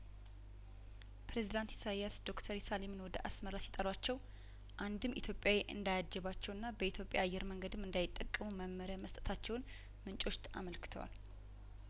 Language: Amharic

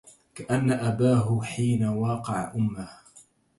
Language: Arabic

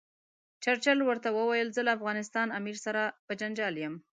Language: Pashto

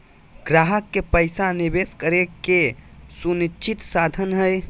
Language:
Magahi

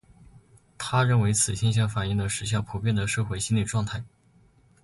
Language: Chinese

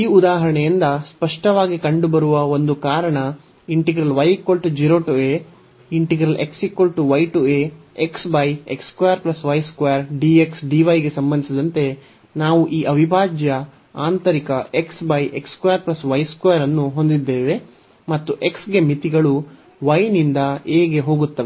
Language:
Kannada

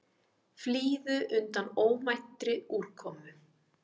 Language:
Icelandic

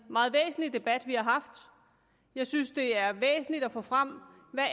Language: Danish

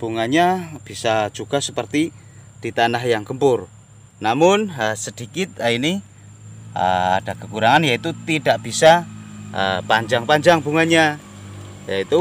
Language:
Indonesian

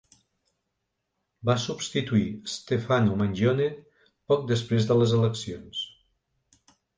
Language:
Catalan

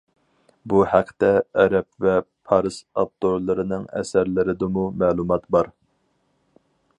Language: Uyghur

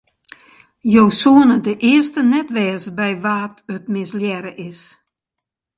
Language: Western Frisian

